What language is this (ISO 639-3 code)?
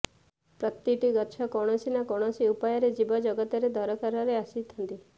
ori